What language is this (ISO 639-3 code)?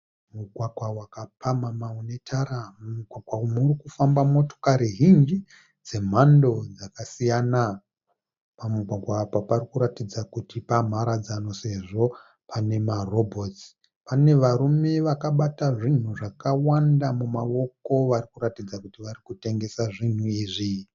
sna